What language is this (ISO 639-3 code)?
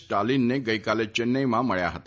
guj